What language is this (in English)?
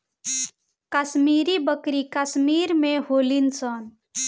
Bhojpuri